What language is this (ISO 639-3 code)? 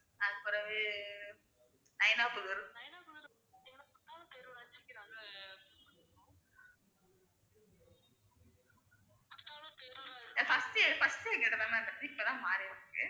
tam